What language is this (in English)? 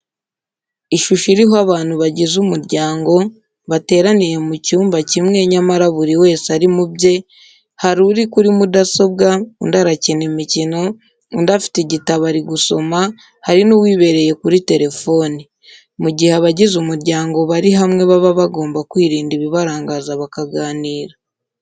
Kinyarwanda